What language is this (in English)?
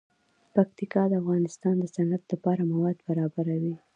Pashto